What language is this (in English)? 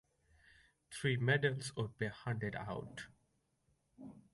English